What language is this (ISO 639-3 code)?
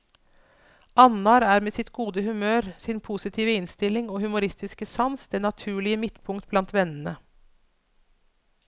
nor